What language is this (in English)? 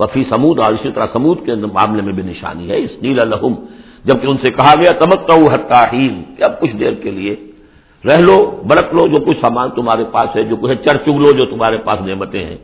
Urdu